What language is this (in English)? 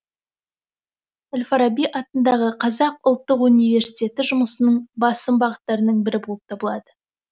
Kazakh